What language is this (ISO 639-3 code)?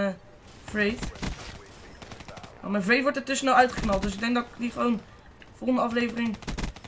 nld